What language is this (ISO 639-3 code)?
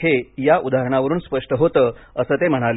mar